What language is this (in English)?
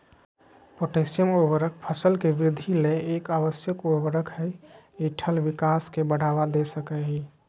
Magahi